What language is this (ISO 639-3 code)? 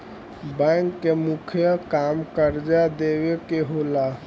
bho